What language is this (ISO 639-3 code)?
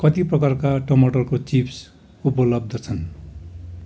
nep